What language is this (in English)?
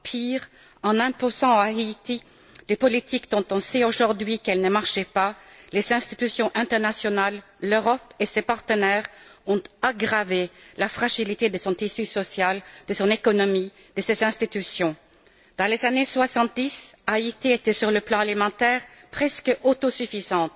French